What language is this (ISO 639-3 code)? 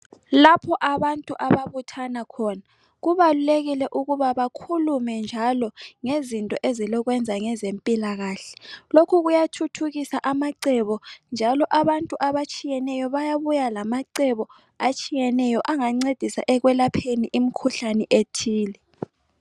nde